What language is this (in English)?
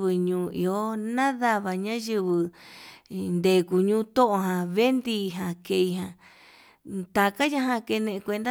Yutanduchi Mixtec